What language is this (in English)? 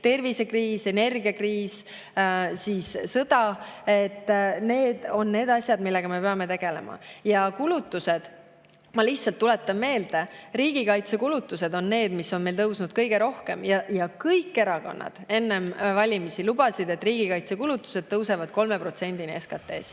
Estonian